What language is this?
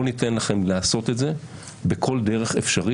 Hebrew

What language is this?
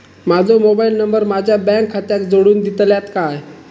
Marathi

